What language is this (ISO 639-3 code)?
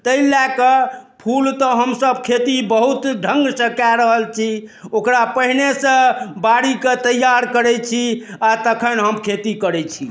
mai